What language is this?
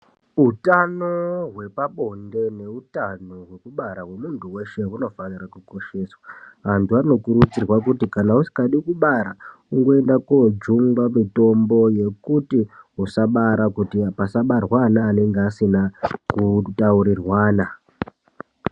Ndau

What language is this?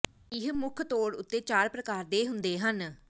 Punjabi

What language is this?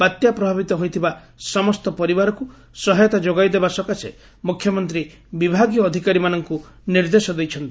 Odia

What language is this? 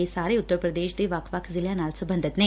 Punjabi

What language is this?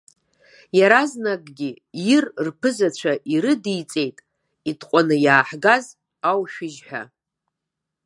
Abkhazian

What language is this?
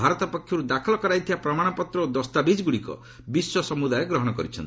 Odia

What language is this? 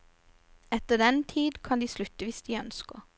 Norwegian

